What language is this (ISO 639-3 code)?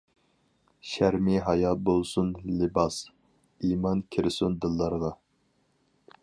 uig